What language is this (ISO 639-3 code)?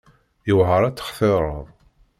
kab